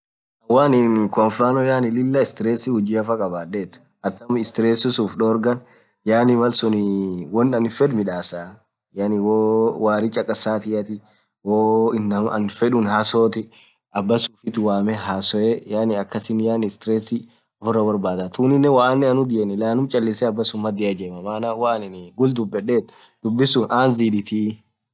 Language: Orma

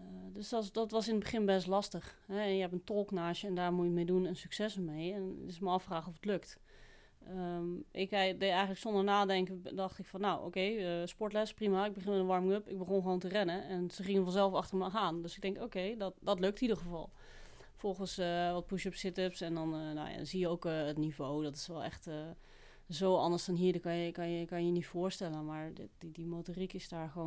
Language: Dutch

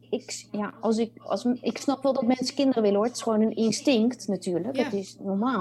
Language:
Dutch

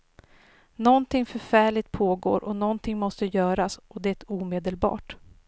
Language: Swedish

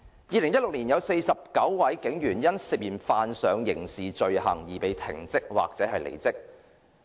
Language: Cantonese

